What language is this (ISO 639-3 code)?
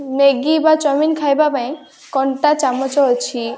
ori